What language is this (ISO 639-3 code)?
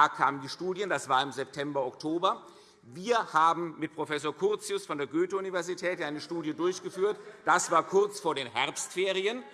deu